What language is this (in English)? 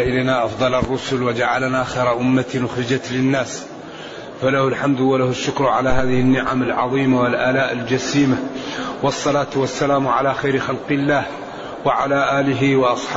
Arabic